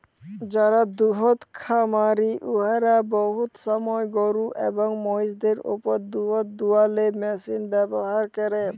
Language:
Bangla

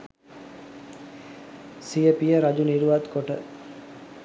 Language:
Sinhala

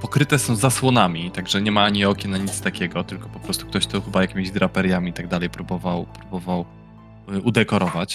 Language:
Polish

